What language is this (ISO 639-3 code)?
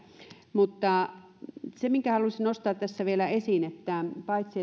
fin